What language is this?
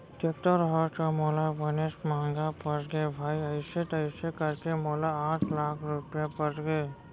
Chhattisgarhi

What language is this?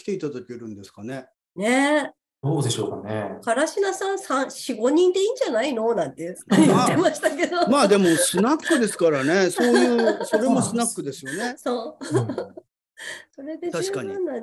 Japanese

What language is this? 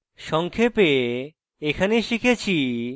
Bangla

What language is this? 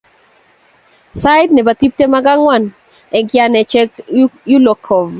Kalenjin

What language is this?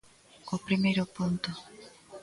Galician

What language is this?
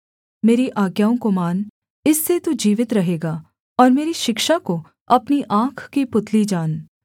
Hindi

